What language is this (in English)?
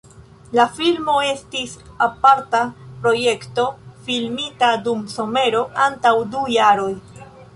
Esperanto